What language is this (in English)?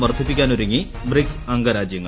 Malayalam